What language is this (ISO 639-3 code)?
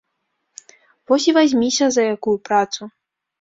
bel